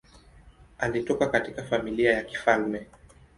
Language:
Swahili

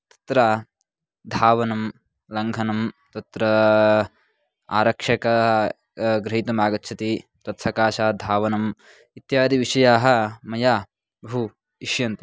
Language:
Sanskrit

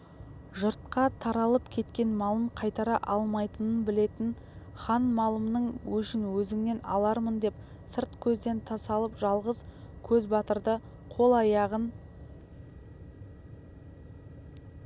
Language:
Kazakh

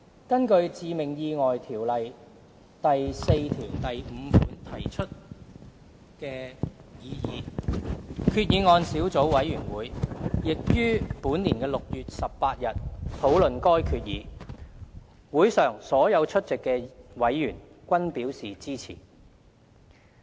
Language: Cantonese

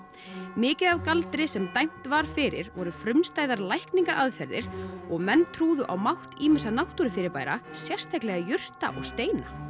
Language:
Icelandic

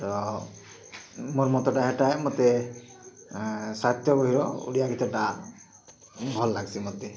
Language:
Odia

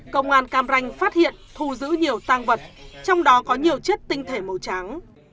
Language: Vietnamese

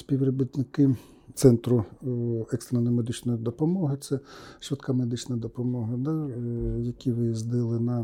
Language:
Ukrainian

